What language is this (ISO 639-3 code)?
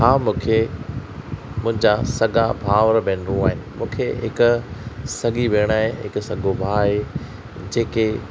snd